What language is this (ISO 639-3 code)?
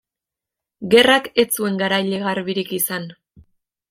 eus